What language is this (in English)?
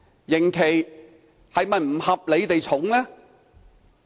Cantonese